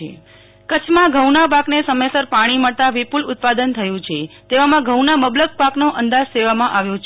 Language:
Gujarati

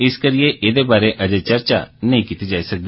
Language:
Dogri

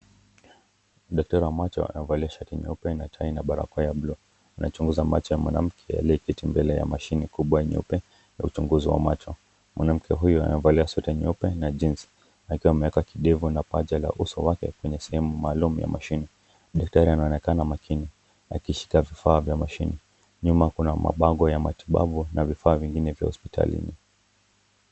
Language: Swahili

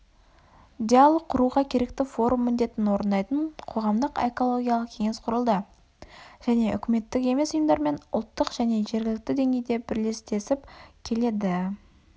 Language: Kazakh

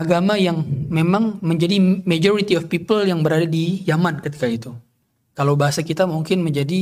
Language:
Indonesian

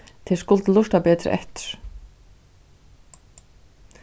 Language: Faroese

